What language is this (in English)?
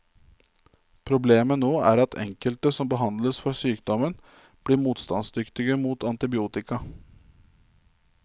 Norwegian